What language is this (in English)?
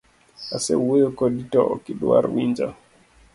Luo (Kenya and Tanzania)